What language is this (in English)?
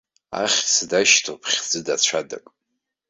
Abkhazian